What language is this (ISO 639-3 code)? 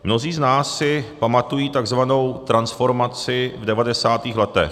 ces